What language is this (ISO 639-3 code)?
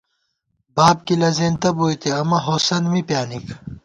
gwt